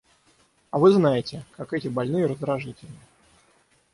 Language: Russian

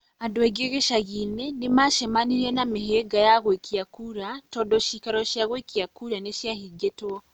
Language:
Kikuyu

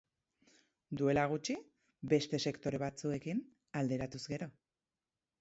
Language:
Basque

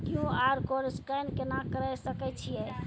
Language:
Maithili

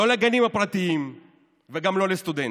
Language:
Hebrew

